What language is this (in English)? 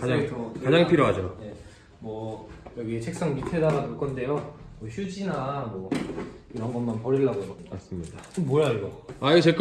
Korean